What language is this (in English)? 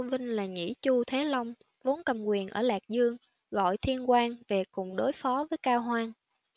Vietnamese